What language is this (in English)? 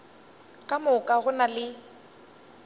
Northern Sotho